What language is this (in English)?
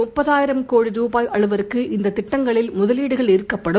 Tamil